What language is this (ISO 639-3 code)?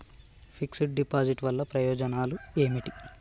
tel